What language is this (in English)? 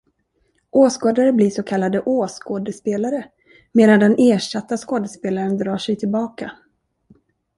Swedish